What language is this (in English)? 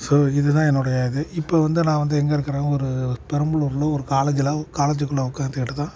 Tamil